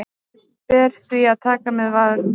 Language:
Icelandic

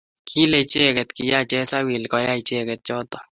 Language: Kalenjin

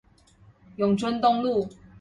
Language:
Chinese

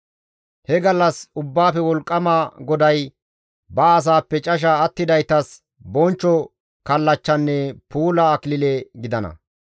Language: Gamo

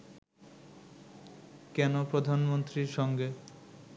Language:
Bangla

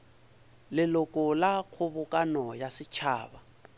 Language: Northern Sotho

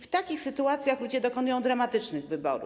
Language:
Polish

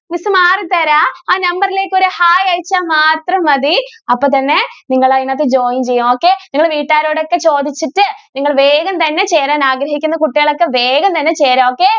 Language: Malayalam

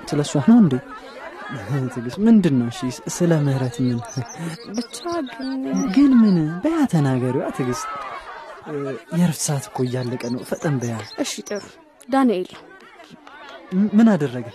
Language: Amharic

